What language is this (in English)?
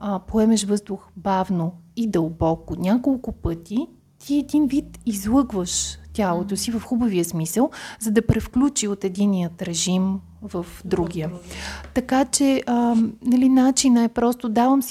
Bulgarian